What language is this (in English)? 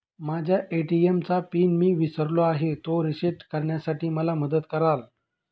Marathi